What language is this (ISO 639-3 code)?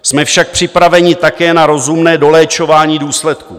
ces